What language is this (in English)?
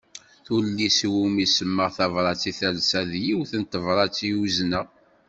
Kabyle